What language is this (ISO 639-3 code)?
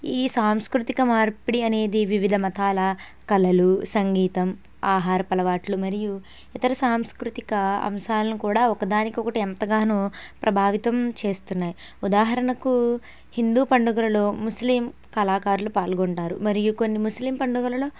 tel